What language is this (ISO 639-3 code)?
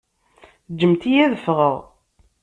kab